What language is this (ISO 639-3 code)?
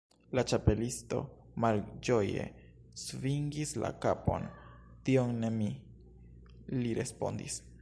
epo